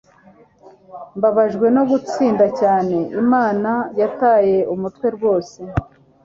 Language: Kinyarwanda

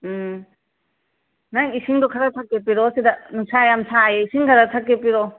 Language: Manipuri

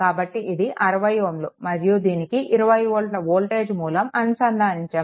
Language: Telugu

